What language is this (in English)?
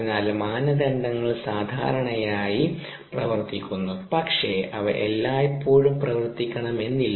Malayalam